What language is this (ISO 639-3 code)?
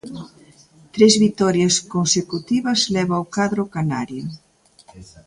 glg